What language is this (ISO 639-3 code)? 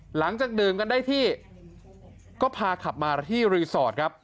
tha